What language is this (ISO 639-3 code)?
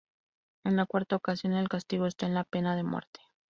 spa